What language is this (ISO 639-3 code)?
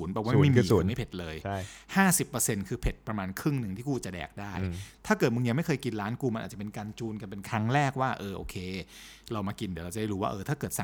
tha